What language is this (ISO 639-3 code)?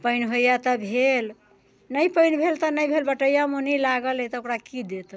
mai